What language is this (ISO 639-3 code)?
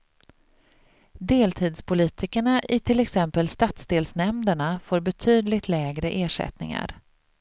swe